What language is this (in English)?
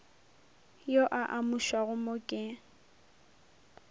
Northern Sotho